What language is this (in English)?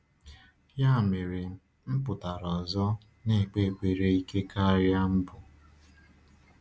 Igbo